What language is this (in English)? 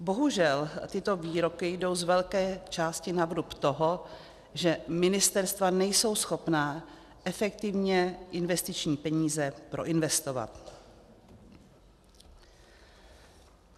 Czech